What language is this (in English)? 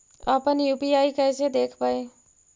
Magahi